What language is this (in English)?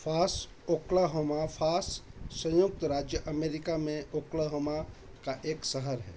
Hindi